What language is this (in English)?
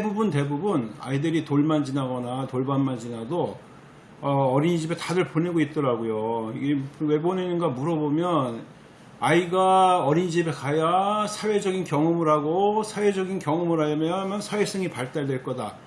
Korean